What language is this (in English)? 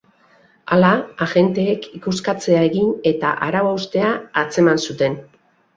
Basque